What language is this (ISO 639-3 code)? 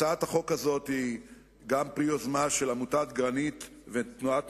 heb